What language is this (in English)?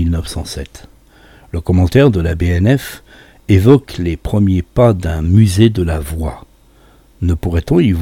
French